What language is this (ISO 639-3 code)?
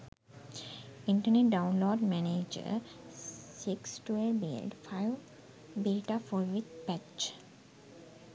sin